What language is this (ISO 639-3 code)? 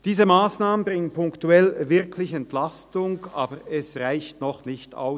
gsw